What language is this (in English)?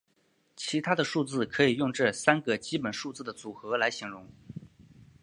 Chinese